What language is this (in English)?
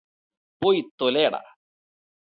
Malayalam